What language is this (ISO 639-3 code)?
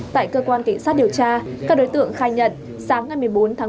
vie